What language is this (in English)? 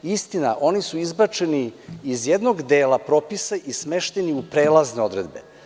Serbian